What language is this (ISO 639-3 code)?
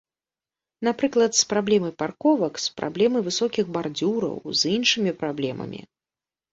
bel